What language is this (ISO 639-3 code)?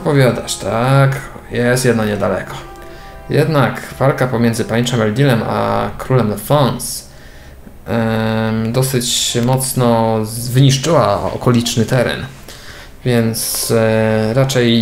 pol